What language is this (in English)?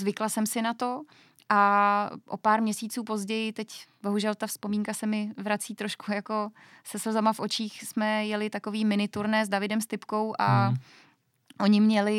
Czech